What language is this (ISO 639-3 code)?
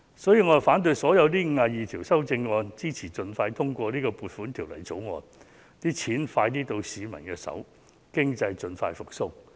yue